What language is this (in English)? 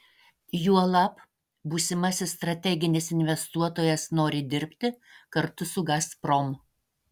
Lithuanian